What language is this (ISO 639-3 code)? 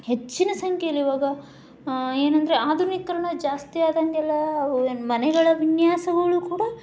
kan